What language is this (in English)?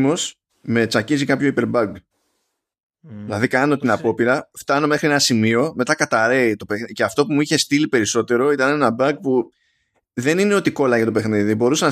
Greek